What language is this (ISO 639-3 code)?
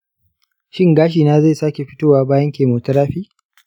hau